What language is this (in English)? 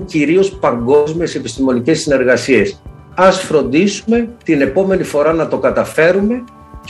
Greek